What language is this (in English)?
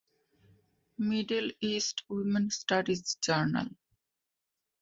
Bangla